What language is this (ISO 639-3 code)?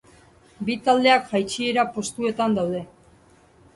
eus